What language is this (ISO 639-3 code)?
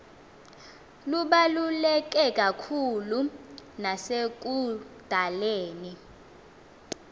xho